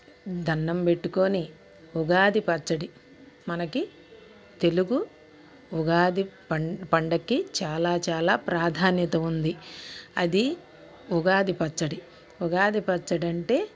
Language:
Telugu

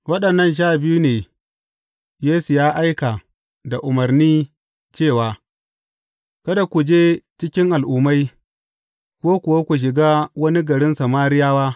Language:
Hausa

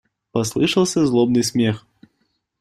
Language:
Russian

